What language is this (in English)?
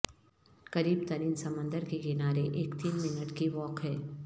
Urdu